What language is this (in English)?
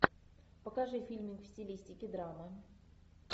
Russian